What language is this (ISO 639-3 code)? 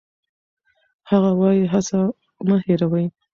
pus